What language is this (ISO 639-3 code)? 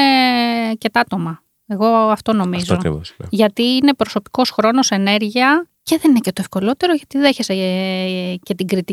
ell